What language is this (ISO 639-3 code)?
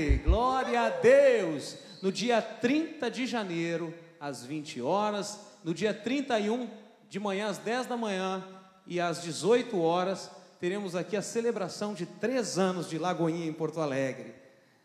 por